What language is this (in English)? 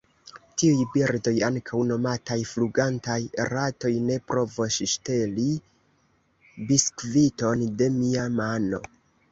Esperanto